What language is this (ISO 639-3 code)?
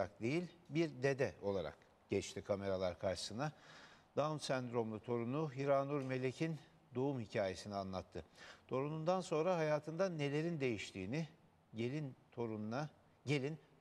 tur